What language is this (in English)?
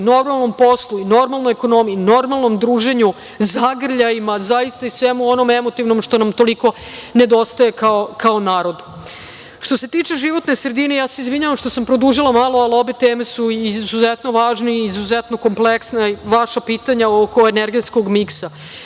Serbian